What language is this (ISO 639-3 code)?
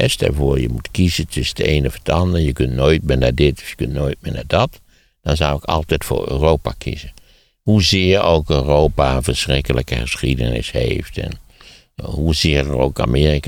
nld